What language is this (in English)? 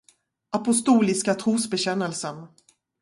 Swedish